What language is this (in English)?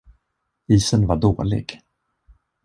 Swedish